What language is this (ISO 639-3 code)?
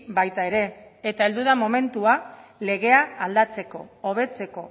eus